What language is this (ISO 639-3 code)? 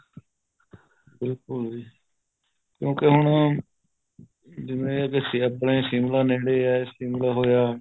pan